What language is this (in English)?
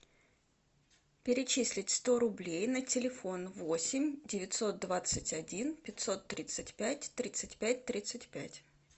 Russian